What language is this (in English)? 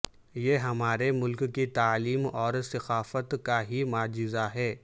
Urdu